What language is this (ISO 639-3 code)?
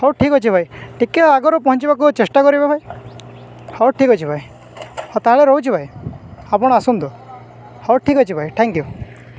ori